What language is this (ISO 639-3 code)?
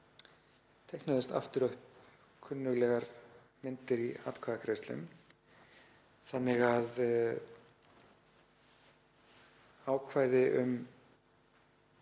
isl